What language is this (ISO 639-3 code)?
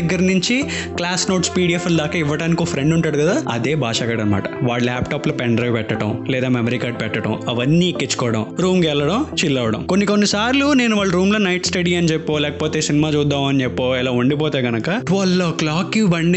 tel